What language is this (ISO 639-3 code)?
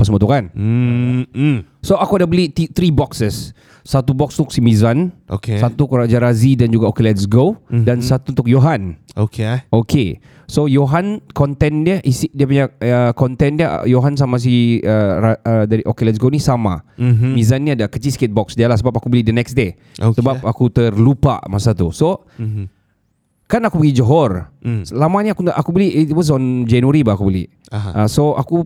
msa